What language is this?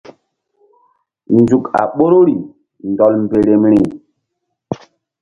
Mbum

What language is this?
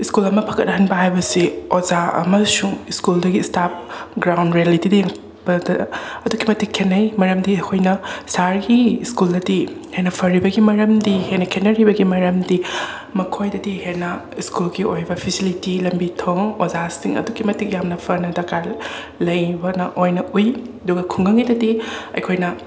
Manipuri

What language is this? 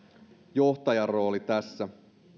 Finnish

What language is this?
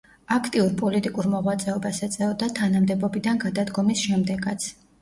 Georgian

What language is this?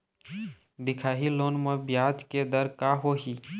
Chhattisgarhi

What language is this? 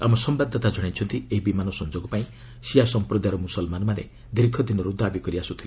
Odia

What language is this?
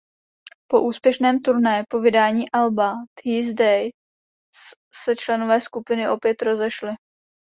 Czech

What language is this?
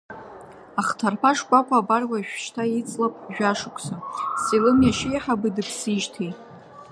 Abkhazian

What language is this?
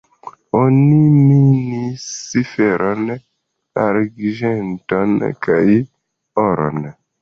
Esperanto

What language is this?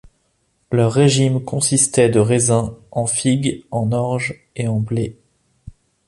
French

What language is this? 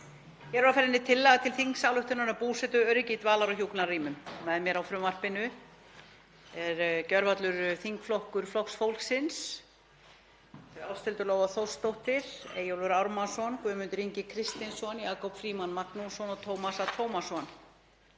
Icelandic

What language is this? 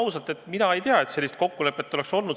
Estonian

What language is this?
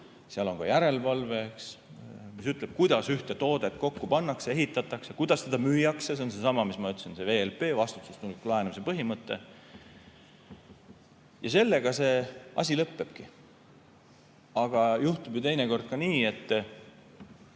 Estonian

